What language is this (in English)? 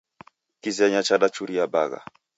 Taita